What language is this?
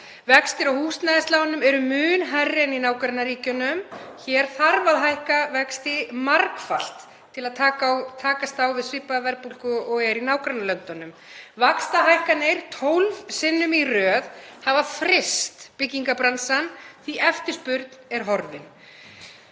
Icelandic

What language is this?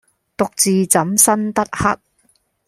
Cantonese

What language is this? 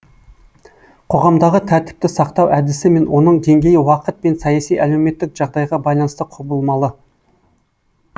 Kazakh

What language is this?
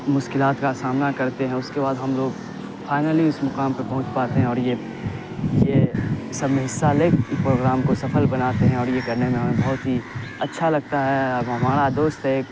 Urdu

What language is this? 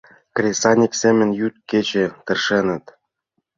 Mari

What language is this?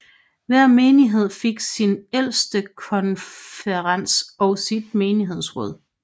Danish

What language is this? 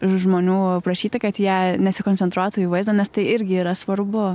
Lithuanian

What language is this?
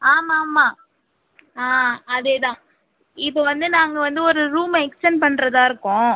Tamil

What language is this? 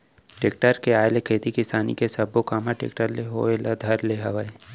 Chhattisgarhi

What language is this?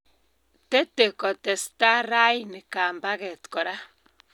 Kalenjin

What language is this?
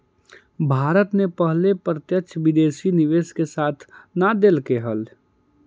Magahi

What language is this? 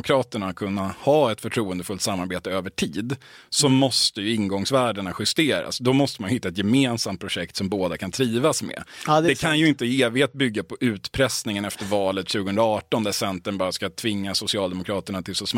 Swedish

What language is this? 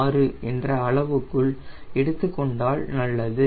Tamil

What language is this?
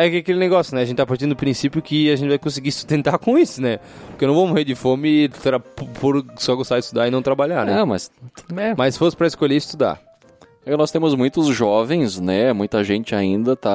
Portuguese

